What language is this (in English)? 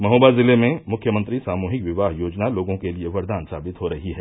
Hindi